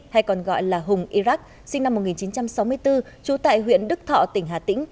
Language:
Vietnamese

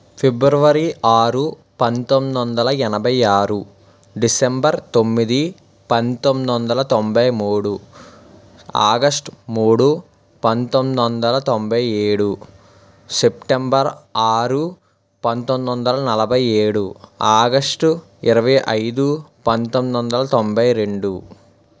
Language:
Telugu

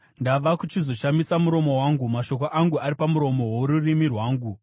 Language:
Shona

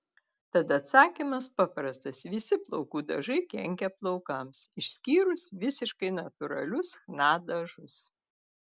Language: Lithuanian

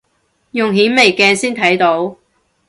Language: Cantonese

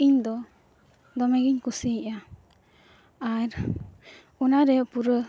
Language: Santali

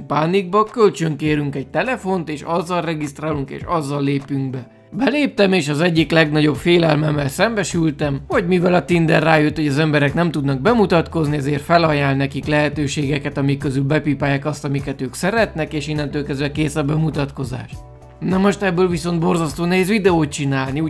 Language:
Hungarian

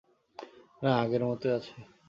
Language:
Bangla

